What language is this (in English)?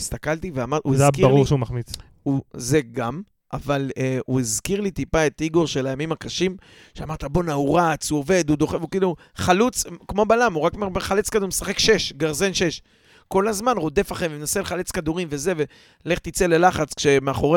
Hebrew